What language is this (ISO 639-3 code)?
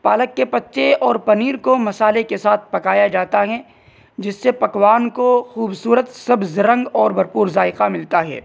urd